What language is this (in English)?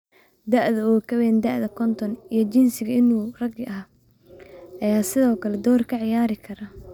Somali